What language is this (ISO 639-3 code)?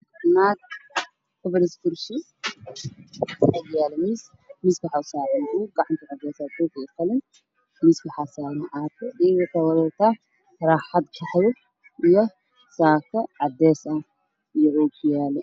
som